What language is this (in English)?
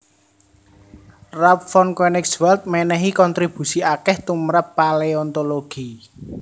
Javanese